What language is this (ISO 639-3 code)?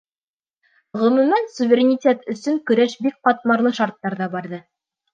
bak